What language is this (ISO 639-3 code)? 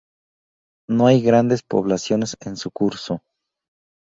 spa